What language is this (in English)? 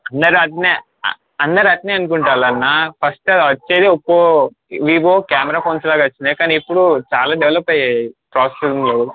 Telugu